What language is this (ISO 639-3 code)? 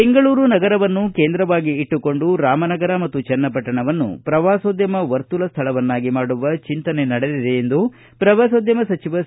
kan